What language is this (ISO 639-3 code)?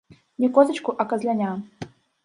bel